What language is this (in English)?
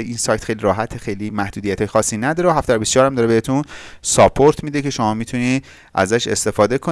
Persian